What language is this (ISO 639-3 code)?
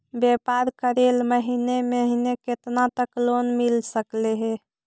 mag